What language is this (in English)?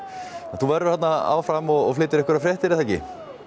Icelandic